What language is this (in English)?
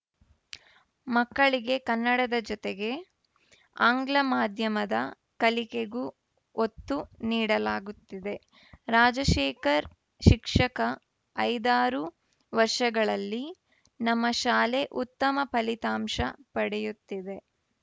Kannada